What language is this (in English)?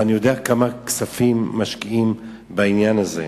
Hebrew